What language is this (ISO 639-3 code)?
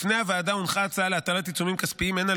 heb